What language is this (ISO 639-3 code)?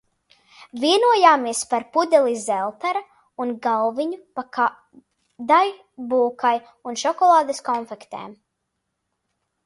lav